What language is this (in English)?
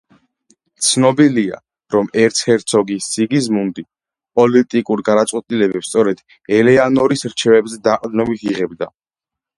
Georgian